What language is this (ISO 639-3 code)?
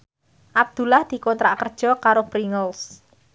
jav